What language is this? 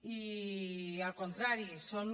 Catalan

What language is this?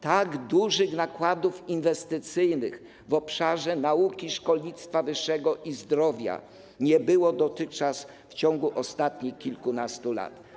Polish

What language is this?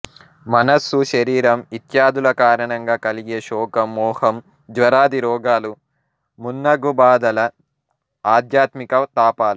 Telugu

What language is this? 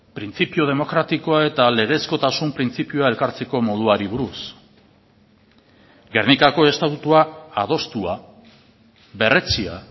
Basque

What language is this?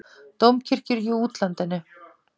Icelandic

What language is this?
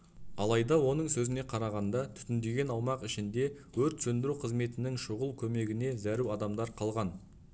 Kazakh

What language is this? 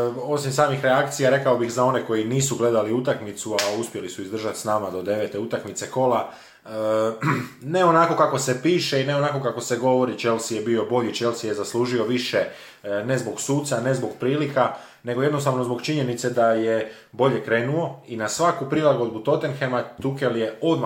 Croatian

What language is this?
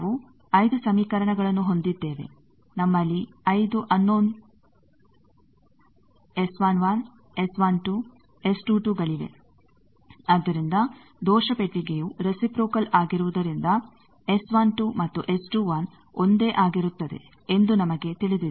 Kannada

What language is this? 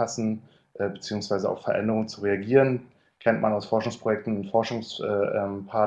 German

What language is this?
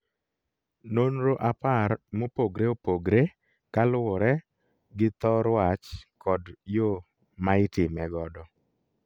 Luo (Kenya and Tanzania)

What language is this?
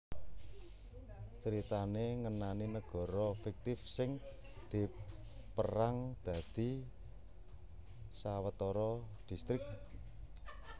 Javanese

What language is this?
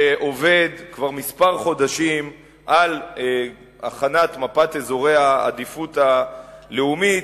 Hebrew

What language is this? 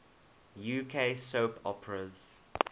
English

